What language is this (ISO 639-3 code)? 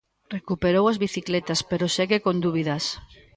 glg